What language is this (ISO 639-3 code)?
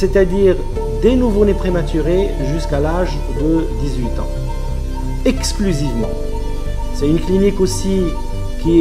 fra